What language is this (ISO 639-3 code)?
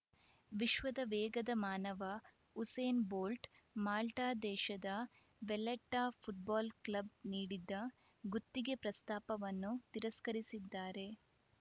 kan